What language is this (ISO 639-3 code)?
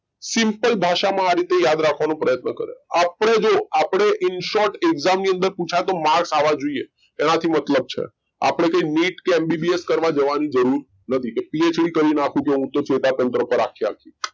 guj